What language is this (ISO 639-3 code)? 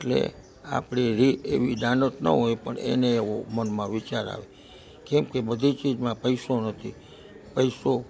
guj